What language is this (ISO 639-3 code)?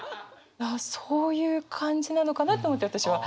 jpn